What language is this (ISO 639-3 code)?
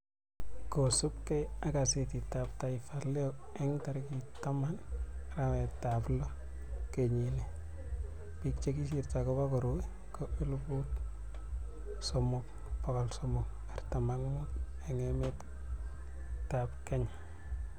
kln